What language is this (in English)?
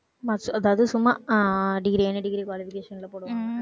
Tamil